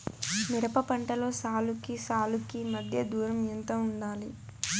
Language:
Telugu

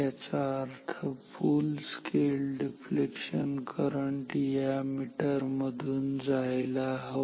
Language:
Marathi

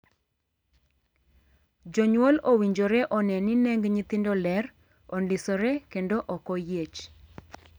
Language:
Luo (Kenya and Tanzania)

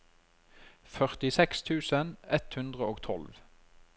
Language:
Norwegian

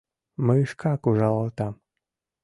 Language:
Mari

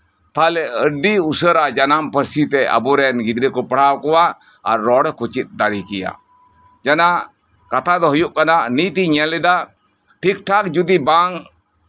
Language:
Santali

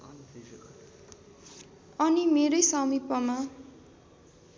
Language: Nepali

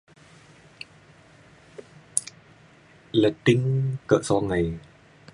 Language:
Mainstream Kenyah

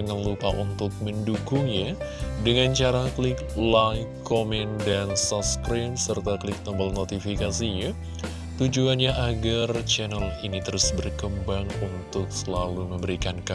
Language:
Indonesian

